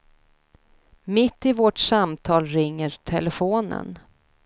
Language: Swedish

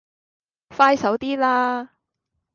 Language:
Cantonese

